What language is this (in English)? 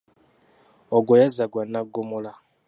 Ganda